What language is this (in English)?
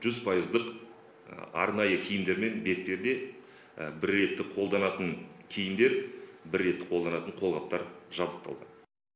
Kazakh